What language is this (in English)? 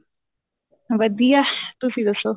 Punjabi